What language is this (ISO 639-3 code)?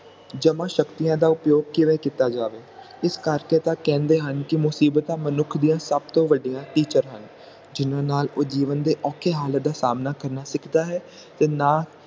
pan